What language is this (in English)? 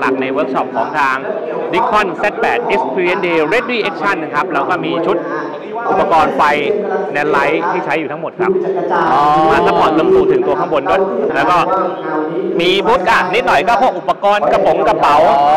Thai